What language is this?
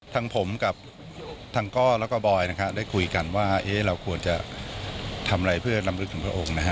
Thai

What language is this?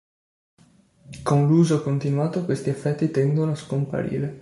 Italian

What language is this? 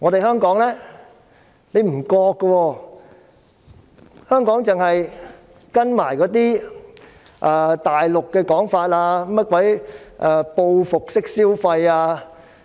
Cantonese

